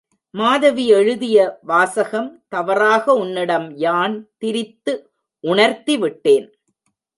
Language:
Tamil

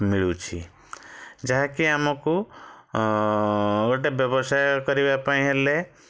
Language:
Odia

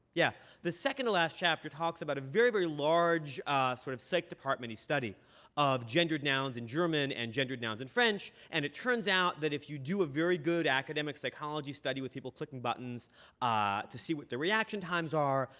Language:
English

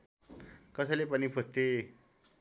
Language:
Nepali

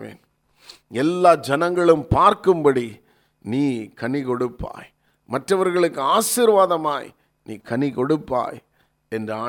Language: Tamil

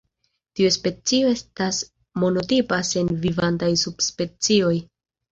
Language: Esperanto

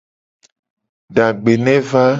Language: Gen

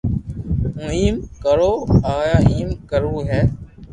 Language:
Loarki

